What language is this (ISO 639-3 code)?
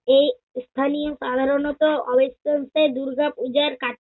ben